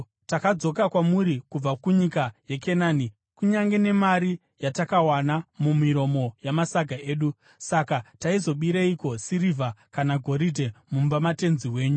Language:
Shona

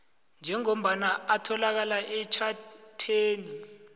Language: South Ndebele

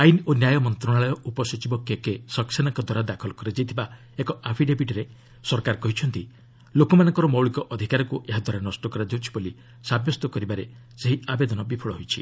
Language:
Odia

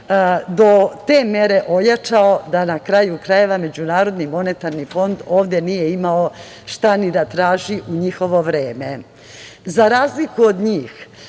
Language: Serbian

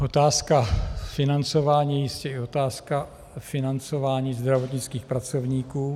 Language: Czech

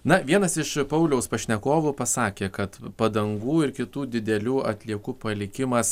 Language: Lithuanian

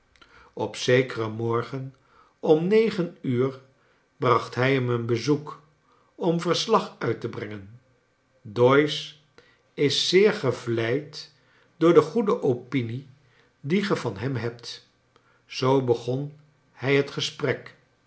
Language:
Dutch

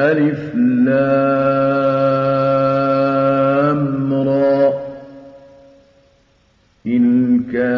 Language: Arabic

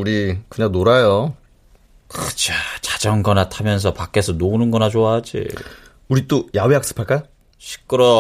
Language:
Korean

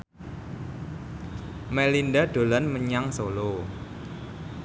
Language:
Javanese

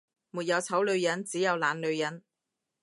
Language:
Cantonese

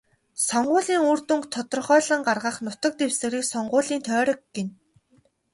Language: Mongolian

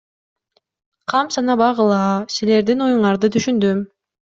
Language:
Kyrgyz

